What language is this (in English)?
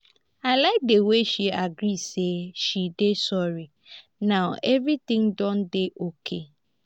Nigerian Pidgin